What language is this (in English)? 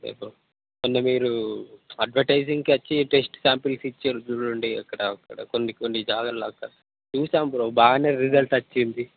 Telugu